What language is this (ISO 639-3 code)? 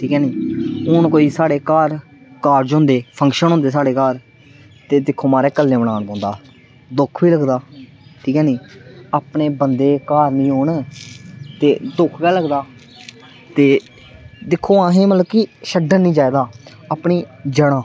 doi